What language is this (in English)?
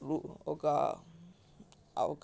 Telugu